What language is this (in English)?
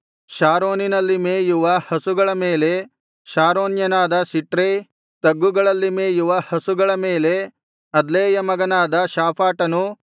Kannada